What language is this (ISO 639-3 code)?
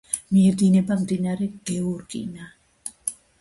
kat